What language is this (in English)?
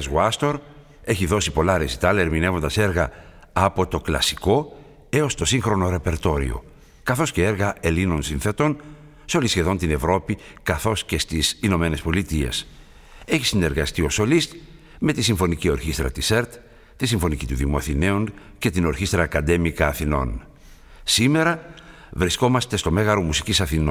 Greek